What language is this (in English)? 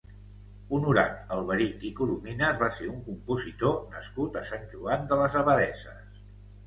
Catalan